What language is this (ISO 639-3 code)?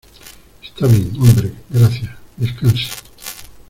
spa